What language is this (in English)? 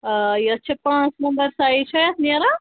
Kashmiri